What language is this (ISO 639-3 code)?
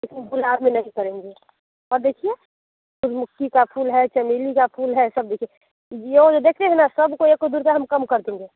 hin